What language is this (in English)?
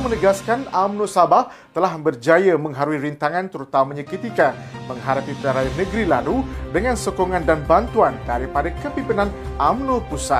Malay